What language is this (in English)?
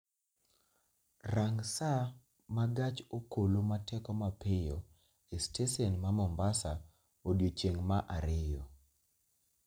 Luo (Kenya and Tanzania)